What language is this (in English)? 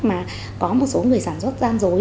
Vietnamese